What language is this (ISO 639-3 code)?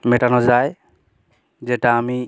ben